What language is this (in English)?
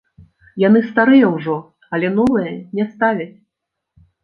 Belarusian